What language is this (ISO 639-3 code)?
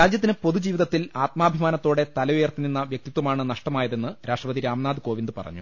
mal